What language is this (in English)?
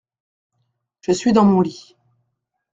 French